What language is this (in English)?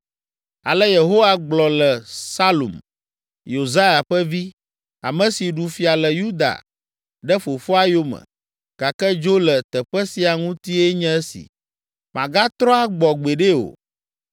Ewe